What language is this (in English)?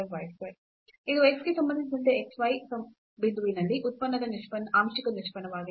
Kannada